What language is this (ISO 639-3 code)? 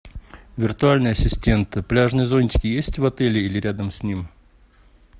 rus